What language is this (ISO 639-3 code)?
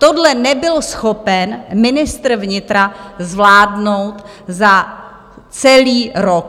ces